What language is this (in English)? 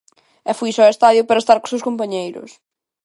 Galician